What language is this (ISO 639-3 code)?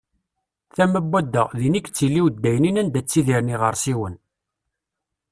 kab